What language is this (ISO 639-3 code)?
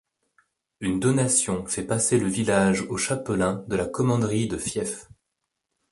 fra